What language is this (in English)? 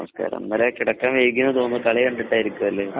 Malayalam